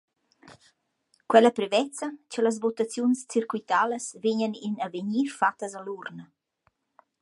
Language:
Romansh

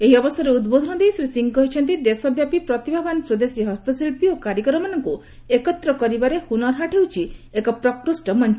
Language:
Odia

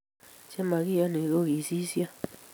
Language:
Kalenjin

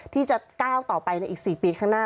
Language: Thai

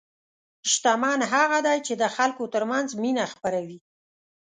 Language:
Pashto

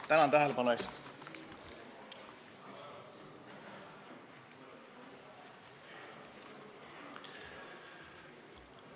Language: Estonian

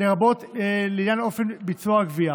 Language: Hebrew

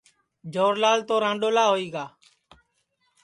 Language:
Sansi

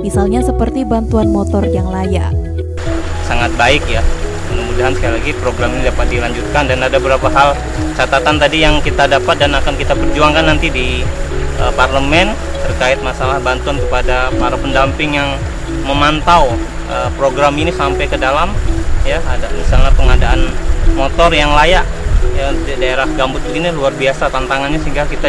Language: Indonesian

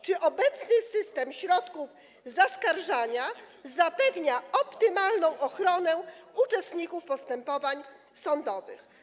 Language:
Polish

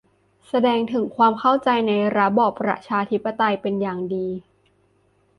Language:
Thai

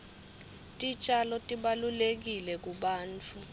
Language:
Swati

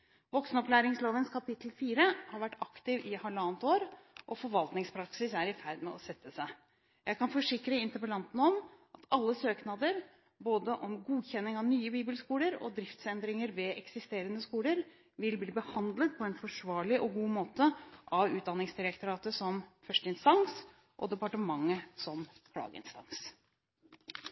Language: Norwegian Bokmål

